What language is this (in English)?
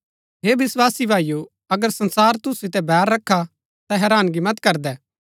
Gaddi